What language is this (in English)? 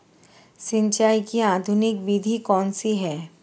Hindi